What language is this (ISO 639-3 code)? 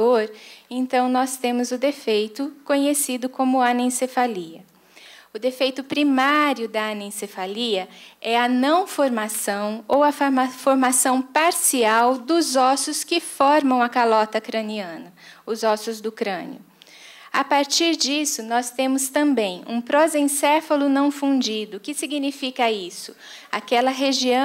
por